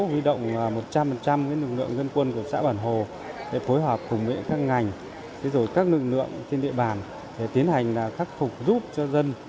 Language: Vietnamese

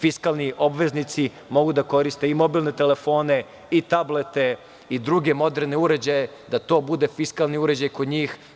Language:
Serbian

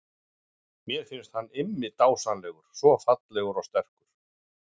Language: Icelandic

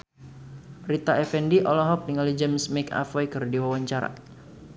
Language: Sundanese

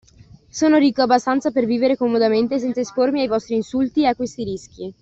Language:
Italian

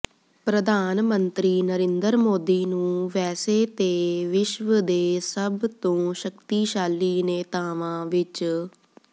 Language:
Punjabi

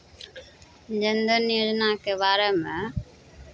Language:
Maithili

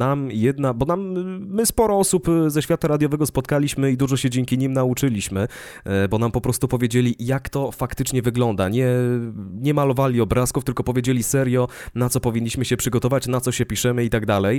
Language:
Polish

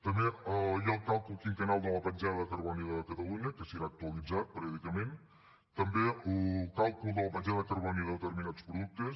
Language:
Catalan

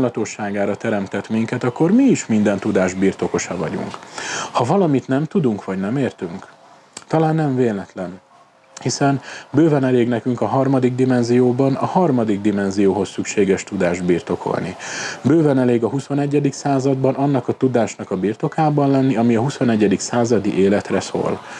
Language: Hungarian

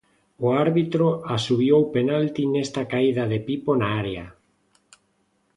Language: Galician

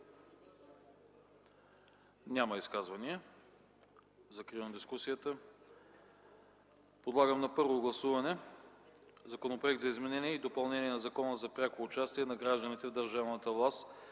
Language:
Bulgarian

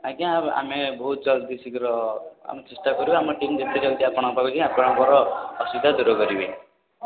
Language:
Odia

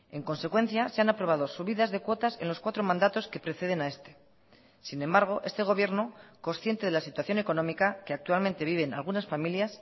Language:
Spanish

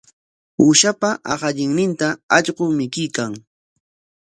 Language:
Corongo Ancash Quechua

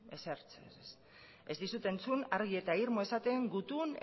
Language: Basque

